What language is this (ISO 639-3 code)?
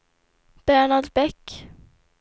swe